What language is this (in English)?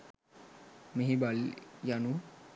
Sinhala